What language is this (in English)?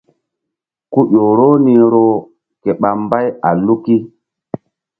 Mbum